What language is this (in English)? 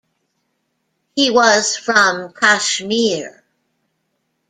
English